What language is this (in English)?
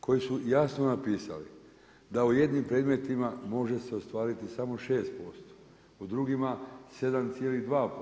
Croatian